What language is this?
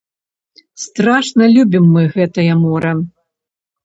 Belarusian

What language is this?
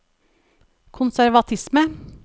Norwegian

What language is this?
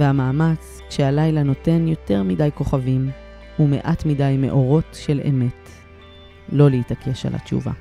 Hebrew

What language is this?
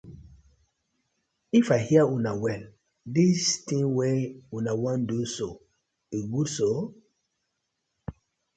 Nigerian Pidgin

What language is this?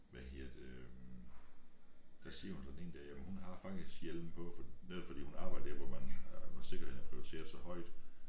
Danish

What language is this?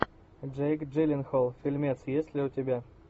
Russian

